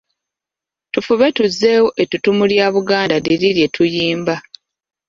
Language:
Ganda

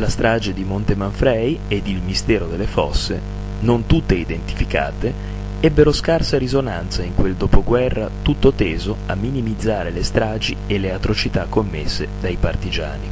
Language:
Italian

